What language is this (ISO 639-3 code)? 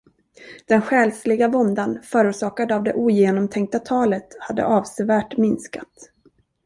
swe